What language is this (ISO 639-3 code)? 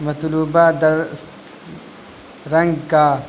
urd